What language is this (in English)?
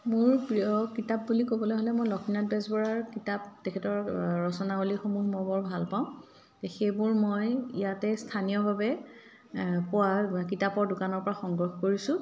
Assamese